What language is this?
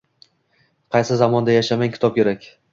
Uzbek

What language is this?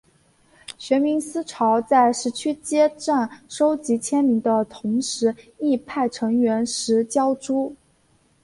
Chinese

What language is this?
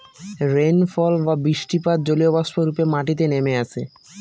Bangla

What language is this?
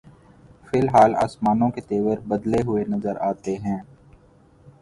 Urdu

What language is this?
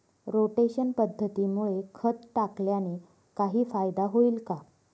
Marathi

